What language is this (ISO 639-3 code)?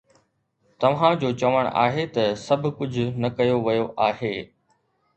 snd